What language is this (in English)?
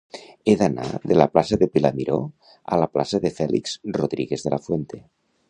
Catalan